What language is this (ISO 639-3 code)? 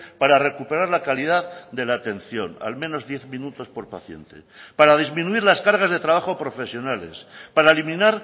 spa